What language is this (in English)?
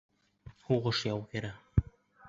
Bashkir